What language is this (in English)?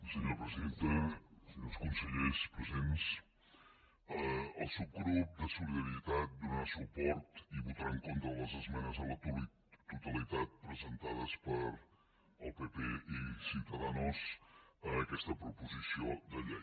Catalan